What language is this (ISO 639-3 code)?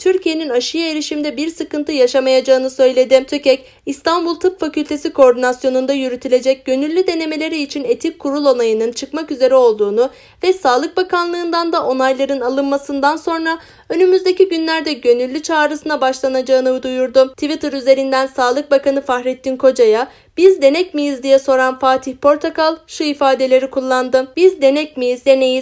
tur